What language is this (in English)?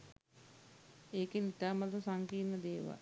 Sinhala